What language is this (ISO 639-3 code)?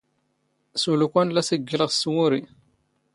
zgh